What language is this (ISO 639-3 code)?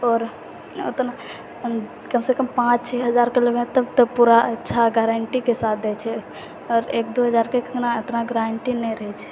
mai